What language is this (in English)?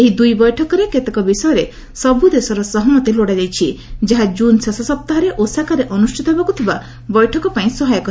Odia